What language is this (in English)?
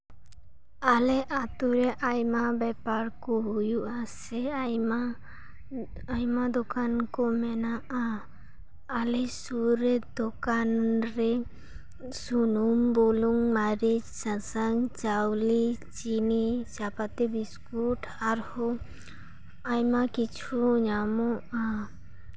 Santali